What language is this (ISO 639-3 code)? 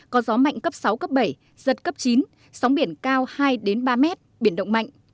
vie